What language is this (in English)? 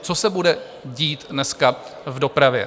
Czech